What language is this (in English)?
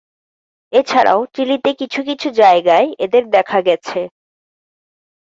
Bangla